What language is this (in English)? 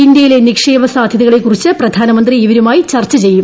Malayalam